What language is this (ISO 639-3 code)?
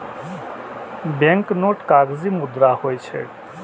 mai